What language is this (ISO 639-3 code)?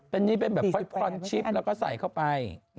tha